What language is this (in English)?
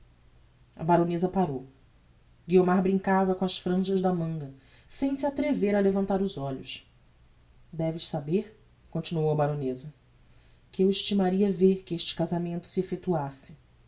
Portuguese